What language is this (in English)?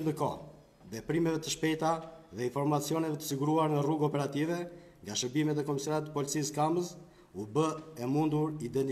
Turkish